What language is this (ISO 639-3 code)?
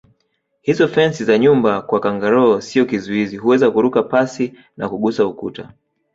swa